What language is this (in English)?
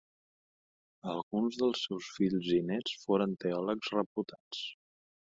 Catalan